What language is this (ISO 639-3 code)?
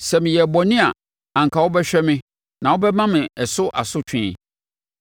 aka